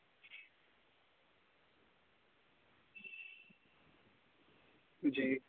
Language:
Dogri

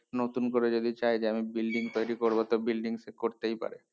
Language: Bangla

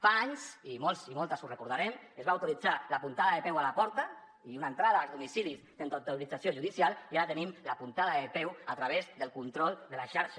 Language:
Catalan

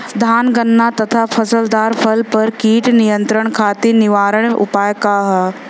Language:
Bhojpuri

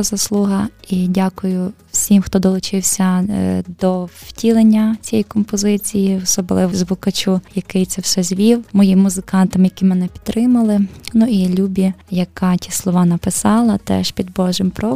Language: Ukrainian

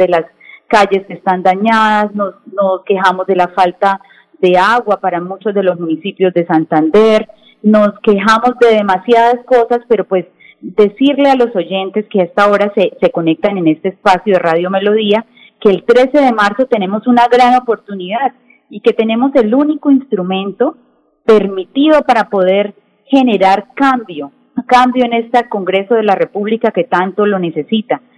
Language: Spanish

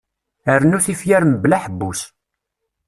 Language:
Kabyle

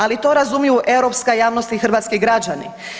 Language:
Croatian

